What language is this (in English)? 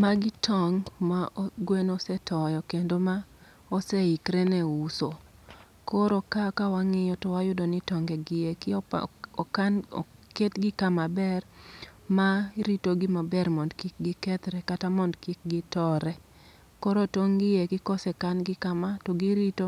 Luo (Kenya and Tanzania)